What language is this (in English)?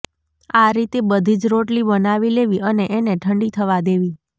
Gujarati